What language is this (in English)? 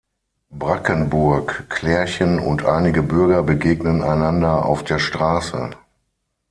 German